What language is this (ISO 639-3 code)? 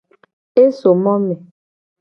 gej